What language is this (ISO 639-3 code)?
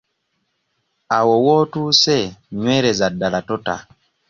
lug